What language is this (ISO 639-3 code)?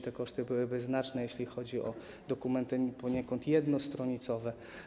pol